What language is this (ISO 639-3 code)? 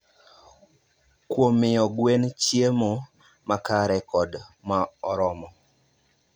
luo